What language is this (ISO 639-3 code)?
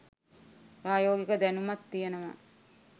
sin